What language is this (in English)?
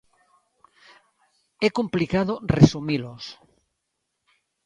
Galician